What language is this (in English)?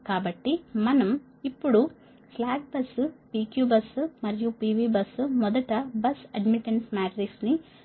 Telugu